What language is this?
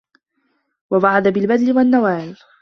Arabic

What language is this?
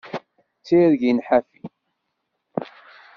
Kabyle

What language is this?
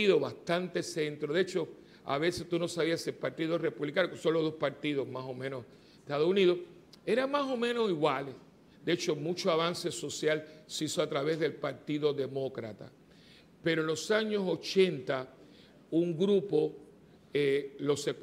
Spanish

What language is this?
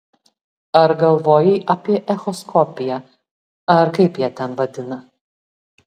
Lithuanian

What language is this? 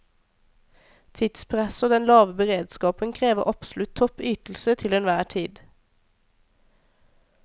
Norwegian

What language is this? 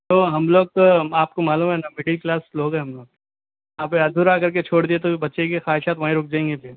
Urdu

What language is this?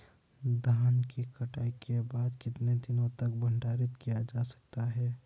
Hindi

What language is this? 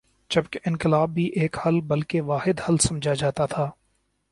Urdu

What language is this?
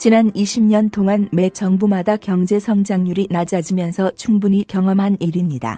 Korean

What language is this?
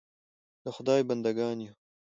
Pashto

